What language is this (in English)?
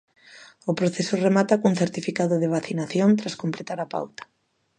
Galician